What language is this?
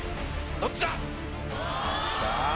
Japanese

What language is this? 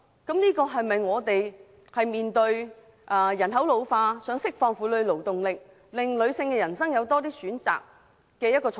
Cantonese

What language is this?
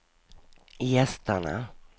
Swedish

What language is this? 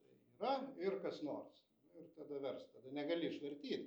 Lithuanian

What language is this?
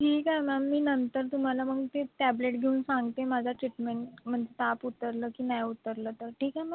Marathi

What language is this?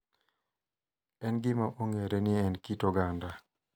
Luo (Kenya and Tanzania)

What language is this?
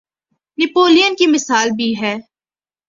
Urdu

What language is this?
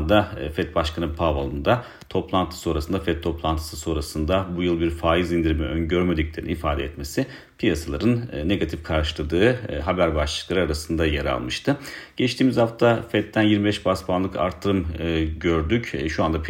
Turkish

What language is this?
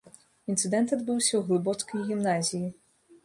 Belarusian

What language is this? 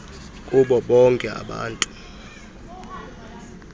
Xhosa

